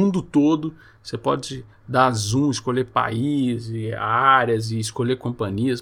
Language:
Portuguese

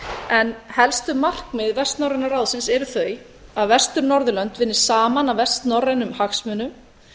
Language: Icelandic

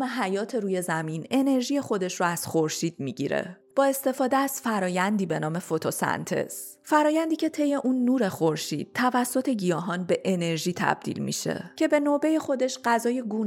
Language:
Persian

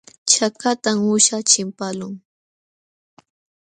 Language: Jauja Wanca Quechua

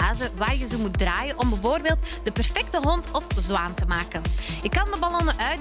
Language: Dutch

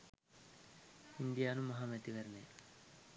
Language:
Sinhala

